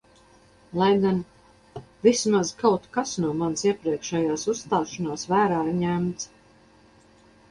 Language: Latvian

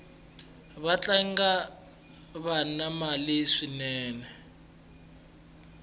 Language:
Tsonga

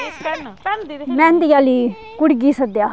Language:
Dogri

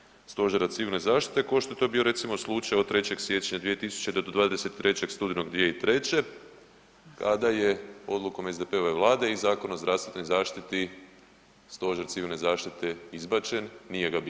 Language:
Croatian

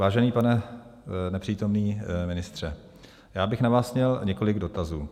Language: Czech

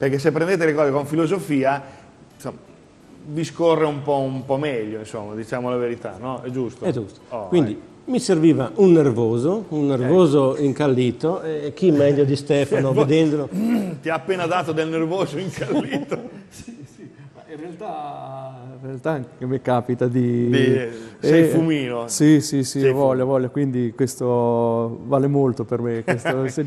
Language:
Italian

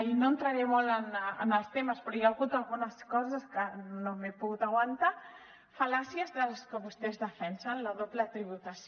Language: Catalan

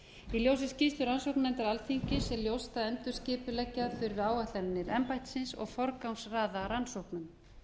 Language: Icelandic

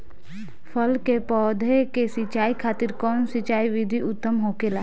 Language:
Bhojpuri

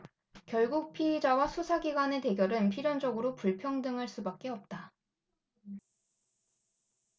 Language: Korean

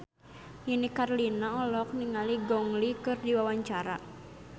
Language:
Sundanese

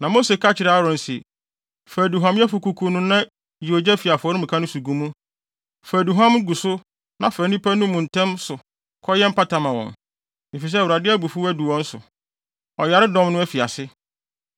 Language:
Akan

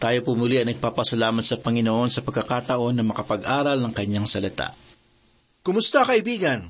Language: Filipino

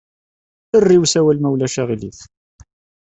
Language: Kabyle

